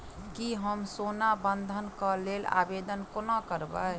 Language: Maithili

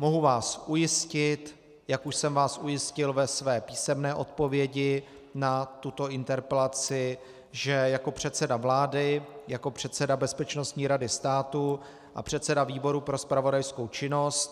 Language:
Czech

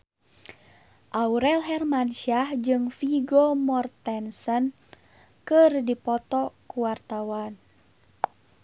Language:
Sundanese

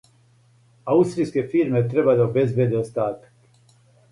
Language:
Serbian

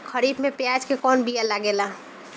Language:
Bhojpuri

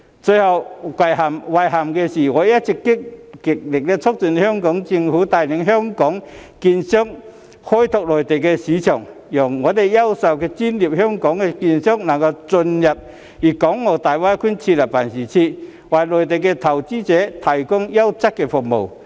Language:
Cantonese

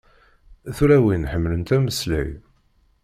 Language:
Kabyle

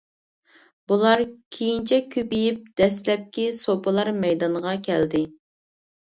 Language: Uyghur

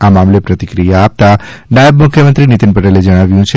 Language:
Gujarati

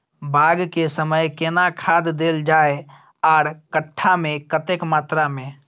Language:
Maithili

